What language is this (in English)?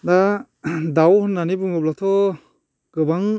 Bodo